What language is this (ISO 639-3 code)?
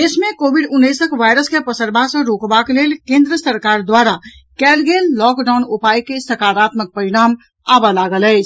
mai